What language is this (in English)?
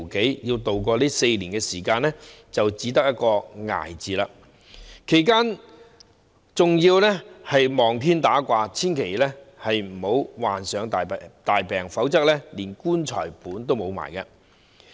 Cantonese